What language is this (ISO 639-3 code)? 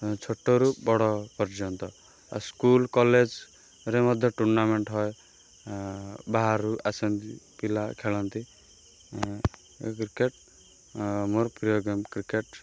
ori